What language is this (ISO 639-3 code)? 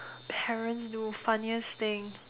eng